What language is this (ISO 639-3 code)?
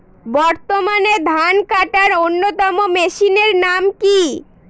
ben